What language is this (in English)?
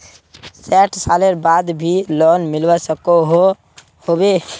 Magahi